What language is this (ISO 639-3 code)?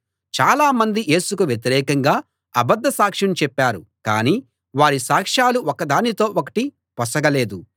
tel